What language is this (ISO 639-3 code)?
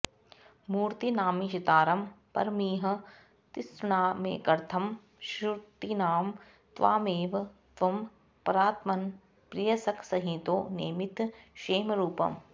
san